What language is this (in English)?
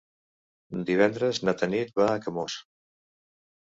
Catalan